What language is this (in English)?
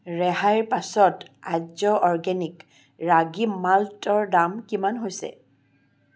Assamese